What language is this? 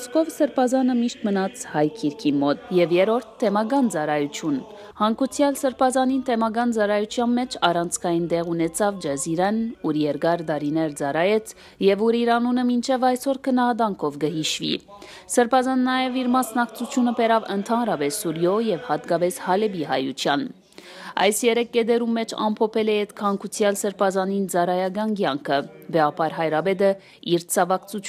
Romanian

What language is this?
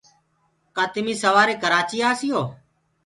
Gurgula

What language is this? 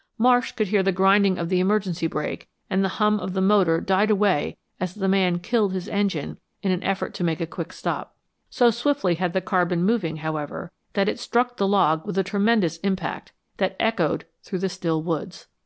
English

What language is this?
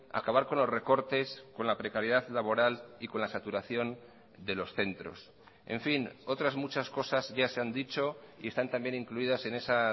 Spanish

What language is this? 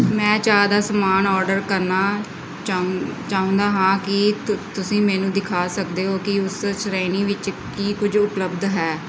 Punjabi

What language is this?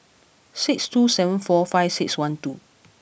English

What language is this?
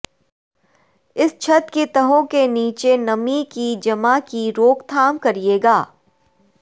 Urdu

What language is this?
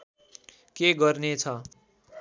Nepali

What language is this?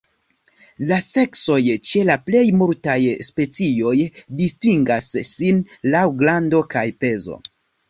Esperanto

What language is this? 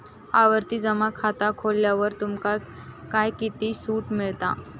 Marathi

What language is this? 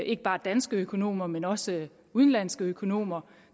Danish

